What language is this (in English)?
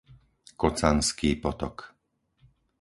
Slovak